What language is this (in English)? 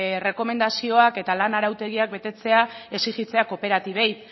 Basque